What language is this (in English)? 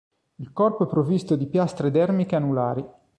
Italian